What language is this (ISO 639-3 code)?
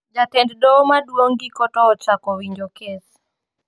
luo